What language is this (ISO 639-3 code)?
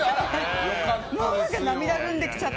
jpn